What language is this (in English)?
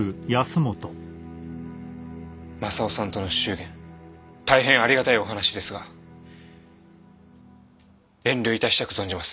Japanese